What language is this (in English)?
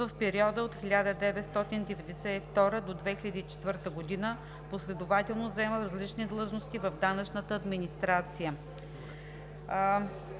Bulgarian